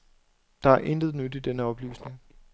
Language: Danish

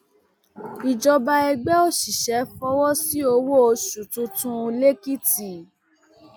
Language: Yoruba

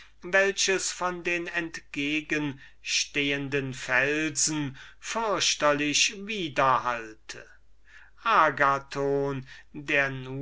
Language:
German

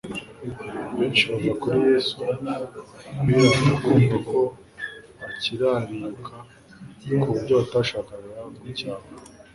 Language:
Kinyarwanda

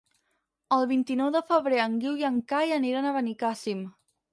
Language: Catalan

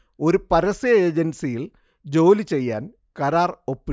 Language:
Malayalam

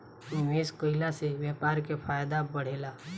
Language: Bhojpuri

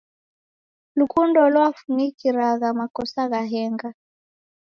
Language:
Taita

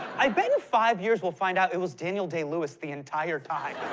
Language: English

